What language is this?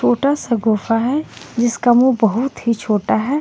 Hindi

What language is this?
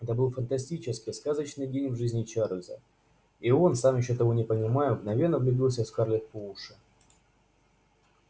Russian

